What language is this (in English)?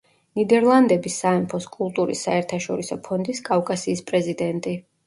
Georgian